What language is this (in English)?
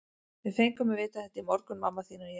Icelandic